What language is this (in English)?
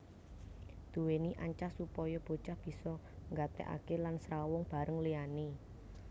Javanese